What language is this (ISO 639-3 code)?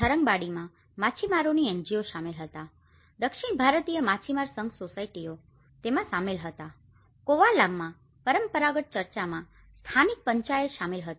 guj